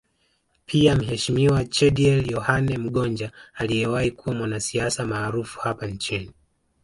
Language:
Swahili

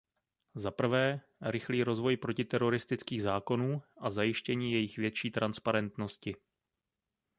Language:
Czech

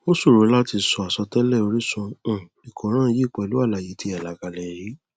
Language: Yoruba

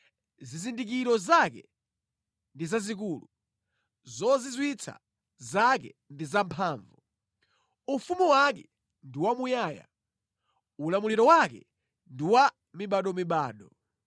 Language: Nyanja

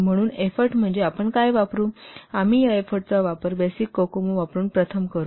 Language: Marathi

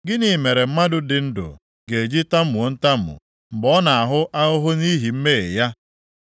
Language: Igbo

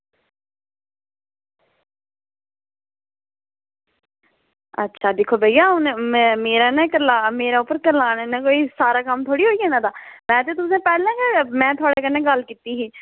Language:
Dogri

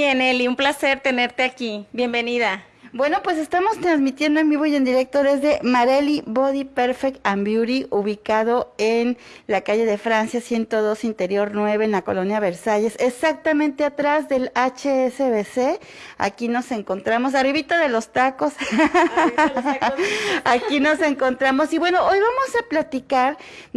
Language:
Spanish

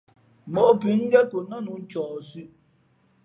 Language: Fe'fe'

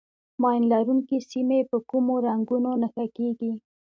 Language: Pashto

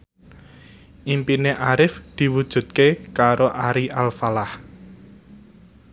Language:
Javanese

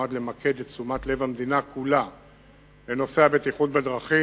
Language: Hebrew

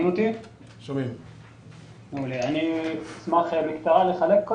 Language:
Hebrew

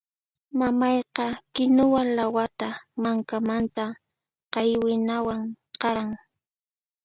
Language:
Puno Quechua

